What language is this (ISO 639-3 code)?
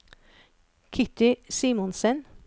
nor